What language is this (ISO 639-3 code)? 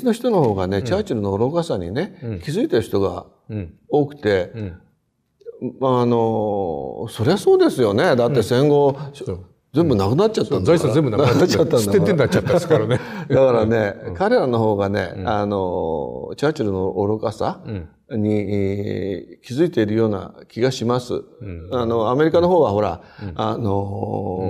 jpn